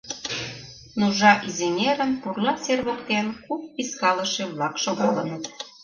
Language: Mari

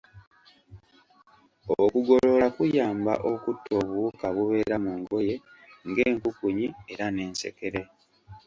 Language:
Ganda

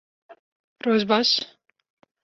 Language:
Kurdish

